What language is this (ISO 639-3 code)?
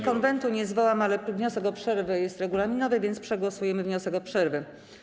pol